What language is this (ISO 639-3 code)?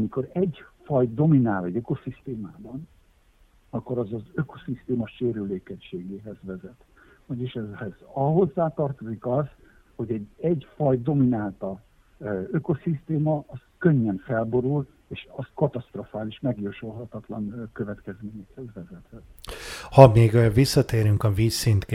hun